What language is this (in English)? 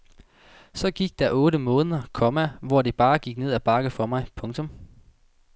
Danish